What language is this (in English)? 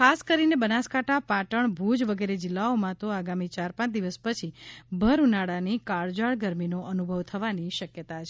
Gujarati